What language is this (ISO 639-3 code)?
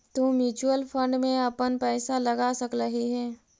mag